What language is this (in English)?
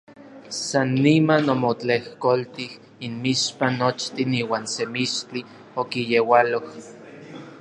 Orizaba Nahuatl